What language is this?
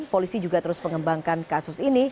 Indonesian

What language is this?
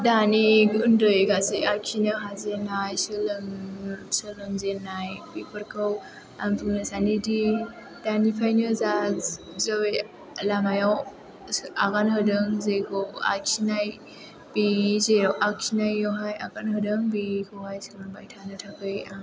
Bodo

